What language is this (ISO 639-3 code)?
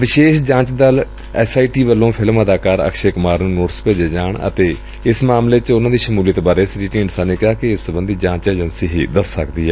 pan